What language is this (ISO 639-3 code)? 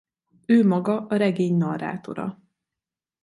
hun